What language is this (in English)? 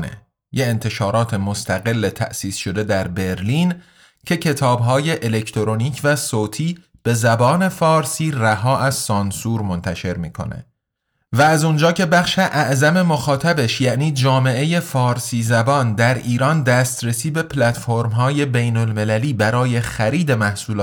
Persian